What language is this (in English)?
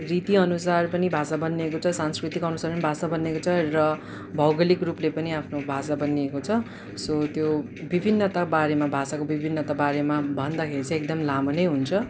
Nepali